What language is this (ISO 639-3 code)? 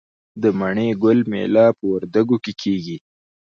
pus